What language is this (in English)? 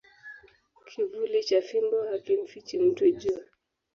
Swahili